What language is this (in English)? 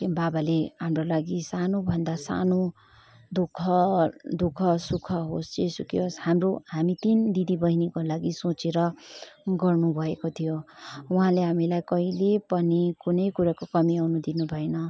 Nepali